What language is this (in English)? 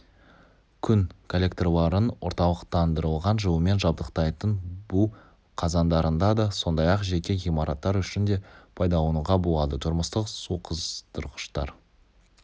Kazakh